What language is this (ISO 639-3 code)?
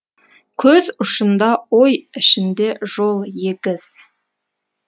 kaz